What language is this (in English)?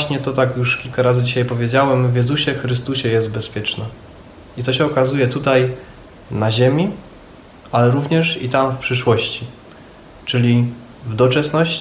Polish